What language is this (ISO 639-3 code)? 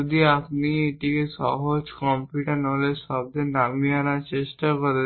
ben